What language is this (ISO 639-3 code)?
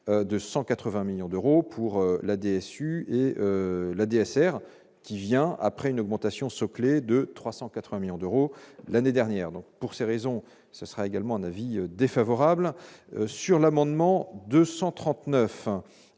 fra